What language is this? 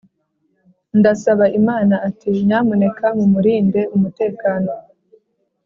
Kinyarwanda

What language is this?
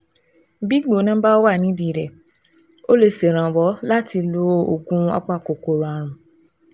Yoruba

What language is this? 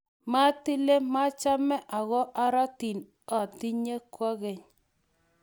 Kalenjin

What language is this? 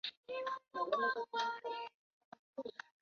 Chinese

